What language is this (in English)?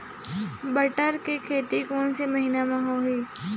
Chhattisgarhi